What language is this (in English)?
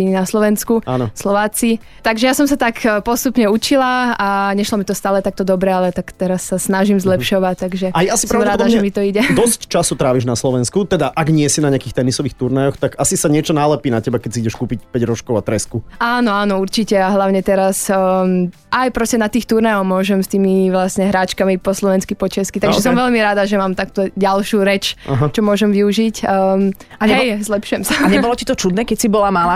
Slovak